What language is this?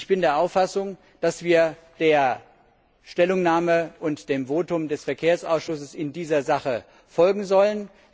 German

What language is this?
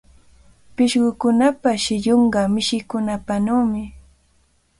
Cajatambo North Lima Quechua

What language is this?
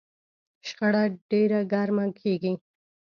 Pashto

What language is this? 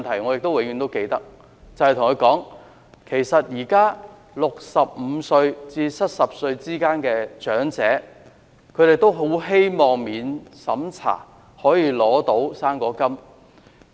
Cantonese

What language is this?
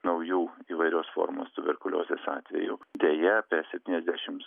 Lithuanian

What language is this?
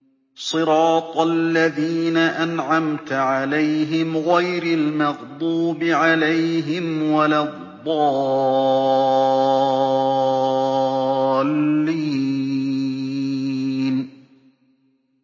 Arabic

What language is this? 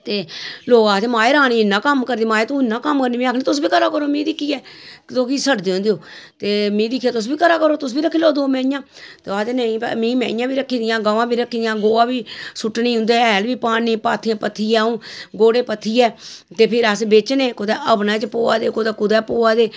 Dogri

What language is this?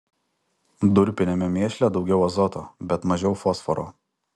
Lithuanian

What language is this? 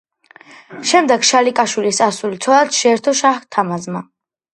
Georgian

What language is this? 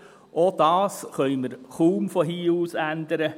Swiss German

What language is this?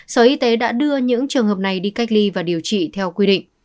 Vietnamese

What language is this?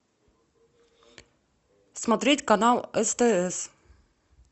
Russian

